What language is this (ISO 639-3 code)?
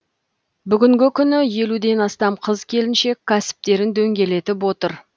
kaz